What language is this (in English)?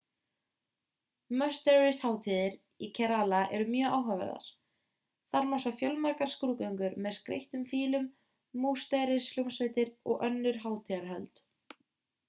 Icelandic